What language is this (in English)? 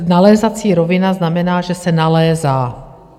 Czech